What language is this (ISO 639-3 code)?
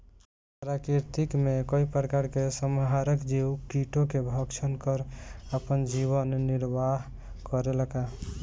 bho